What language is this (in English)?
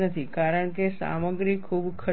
Gujarati